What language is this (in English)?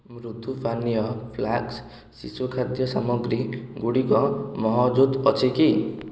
Odia